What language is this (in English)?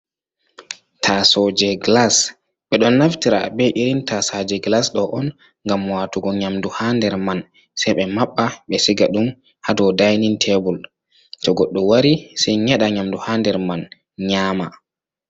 Fula